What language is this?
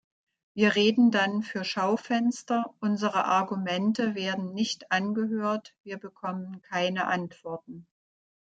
German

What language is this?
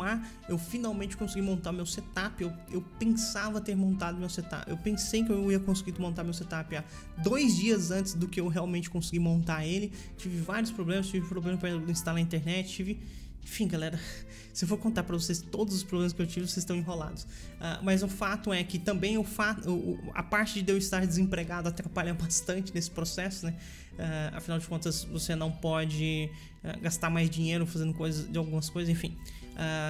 Portuguese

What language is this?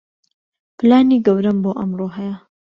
Central Kurdish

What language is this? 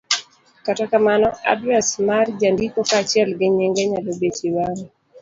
Luo (Kenya and Tanzania)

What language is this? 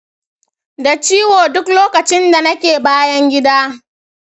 Hausa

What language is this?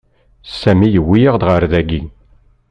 Kabyle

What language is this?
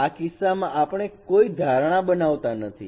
Gujarati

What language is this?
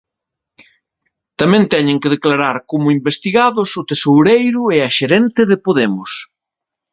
Galician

